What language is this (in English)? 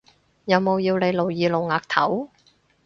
Cantonese